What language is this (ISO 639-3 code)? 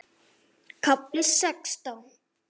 isl